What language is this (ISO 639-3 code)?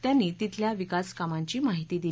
mar